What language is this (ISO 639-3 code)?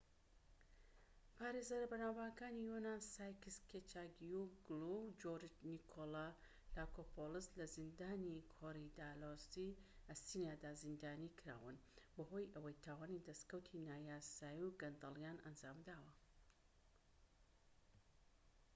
ckb